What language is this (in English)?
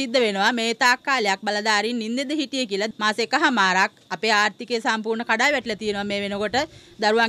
Hindi